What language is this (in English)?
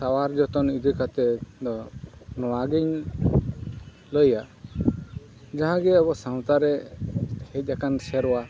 Santali